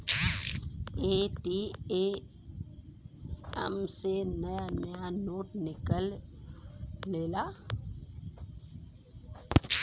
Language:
Bhojpuri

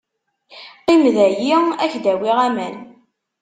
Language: Kabyle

